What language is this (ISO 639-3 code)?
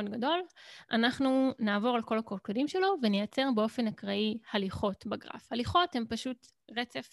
heb